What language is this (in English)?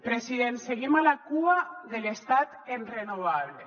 Catalan